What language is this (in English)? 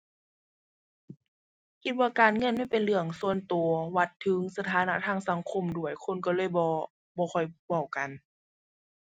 Thai